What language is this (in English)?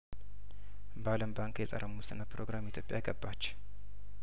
Amharic